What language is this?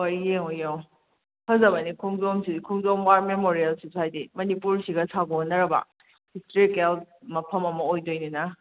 Manipuri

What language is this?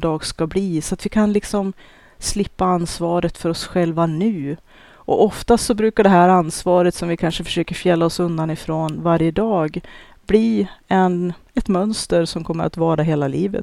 Swedish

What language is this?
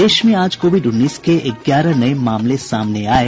Hindi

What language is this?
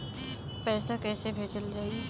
Bhojpuri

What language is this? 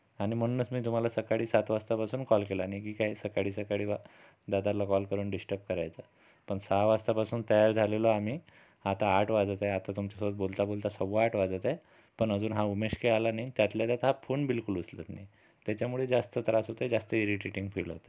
Marathi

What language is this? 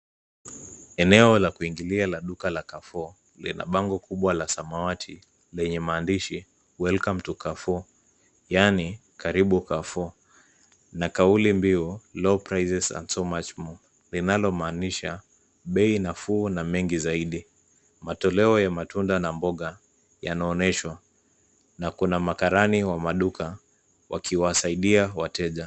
Swahili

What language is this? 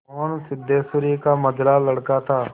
Hindi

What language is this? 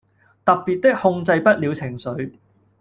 Cantonese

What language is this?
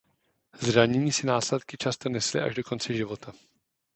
Czech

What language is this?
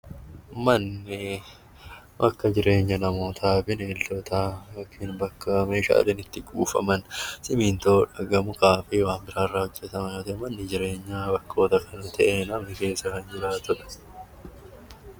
Oromo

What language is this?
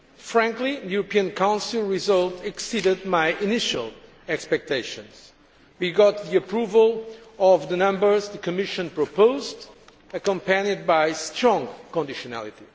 English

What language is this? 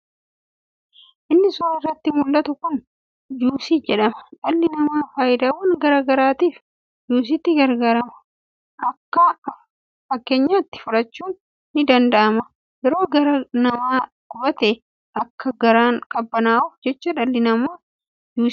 Oromo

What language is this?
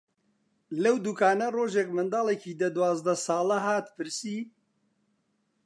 Central Kurdish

